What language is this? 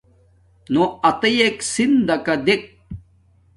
Domaaki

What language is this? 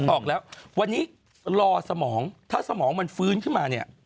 Thai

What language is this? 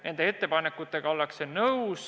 Estonian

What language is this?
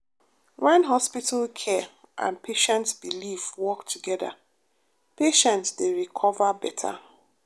Nigerian Pidgin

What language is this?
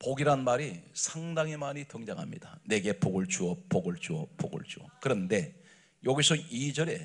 Korean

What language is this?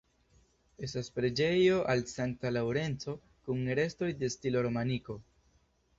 Esperanto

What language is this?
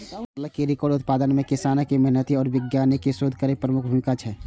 Maithili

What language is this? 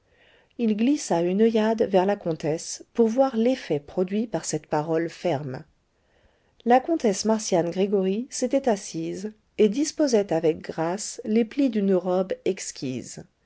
French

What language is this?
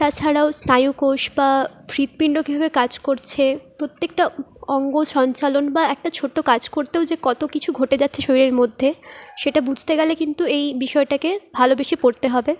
Bangla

